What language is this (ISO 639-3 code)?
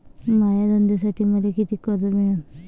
mar